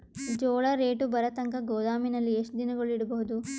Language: Kannada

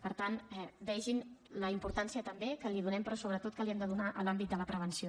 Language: Catalan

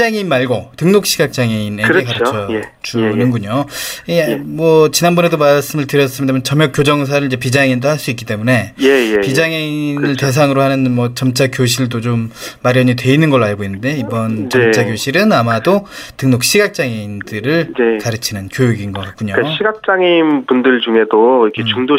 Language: Korean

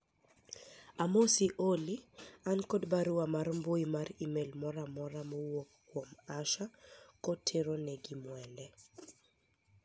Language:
Luo (Kenya and Tanzania)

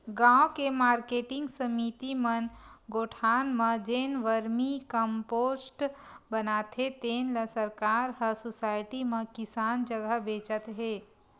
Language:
Chhattisgarhi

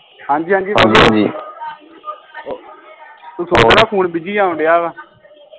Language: Punjabi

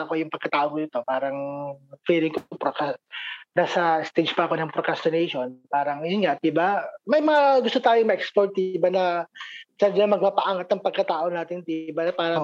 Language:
Filipino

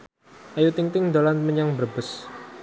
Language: Javanese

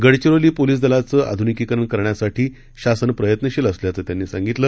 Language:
Marathi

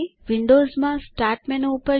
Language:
Gujarati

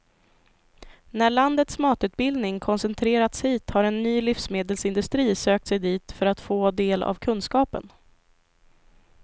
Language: Swedish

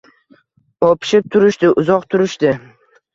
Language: Uzbek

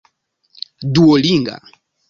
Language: Esperanto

